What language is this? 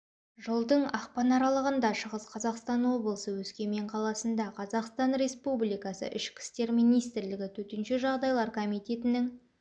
Kazakh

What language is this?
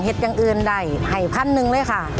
Thai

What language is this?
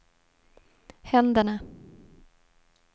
Swedish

